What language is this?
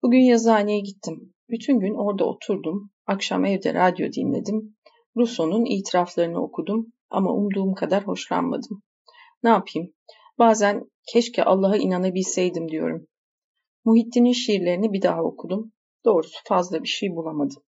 Turkish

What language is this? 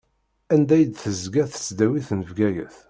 Kabyle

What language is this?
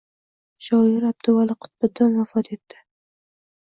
Uzbek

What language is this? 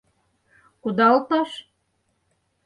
Mari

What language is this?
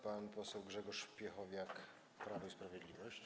Polish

